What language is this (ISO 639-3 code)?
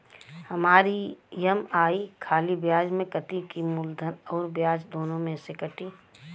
bho